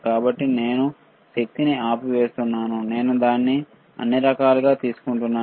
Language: Telugu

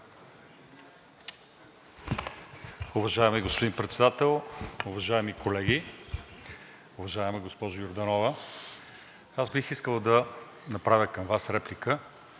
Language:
Bulgarian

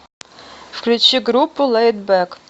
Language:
Russian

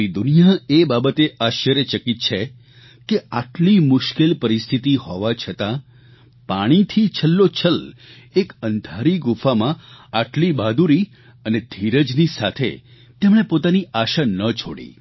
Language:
Gujarati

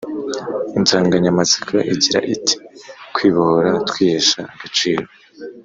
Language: Kinyarwanda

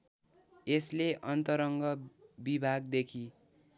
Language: Nepali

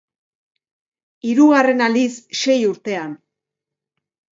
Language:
Basque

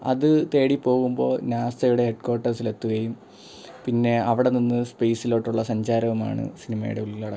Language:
Malayalam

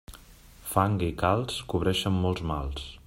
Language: Catalan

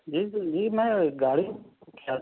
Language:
Urdu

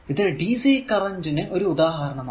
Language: Malayalam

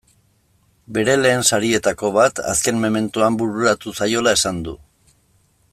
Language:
Basque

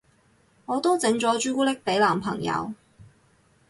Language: Cantonese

